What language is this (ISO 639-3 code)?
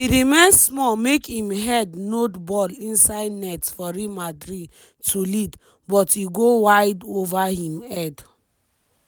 pcm